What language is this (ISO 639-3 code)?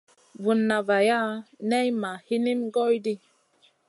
mcn